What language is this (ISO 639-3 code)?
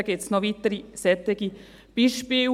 gsw